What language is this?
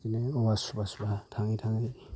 Bodo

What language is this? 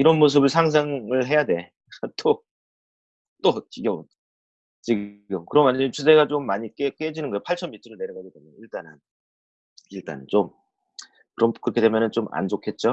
Korean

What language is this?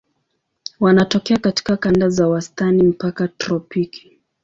Swahili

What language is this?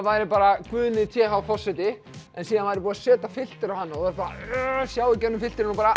Icelandic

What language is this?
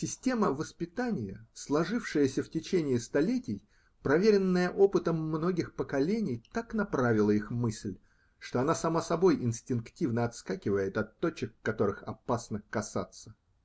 Russian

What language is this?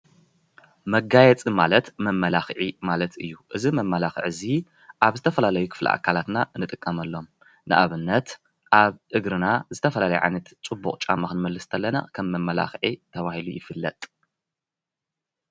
Tigrinya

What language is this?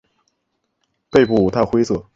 Chinese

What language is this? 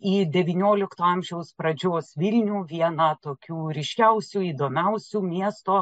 Lithuanian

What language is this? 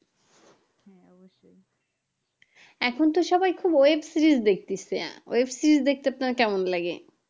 Bangla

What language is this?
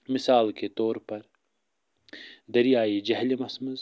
Kashmiri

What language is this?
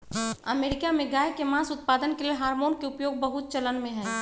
Magahi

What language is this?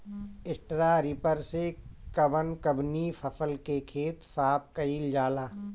Bhojpuri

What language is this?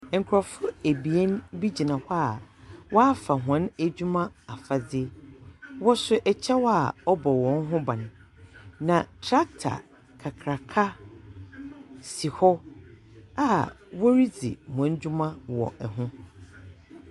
Akan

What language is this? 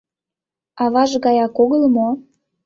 Mari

